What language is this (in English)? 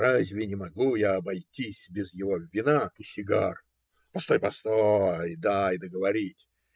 Russian